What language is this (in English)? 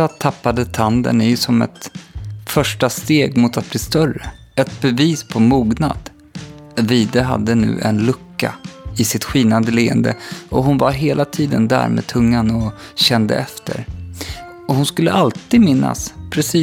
Swedish